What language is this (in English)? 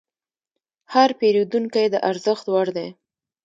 Pashto